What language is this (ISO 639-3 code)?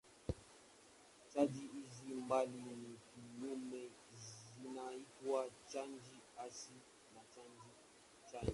swa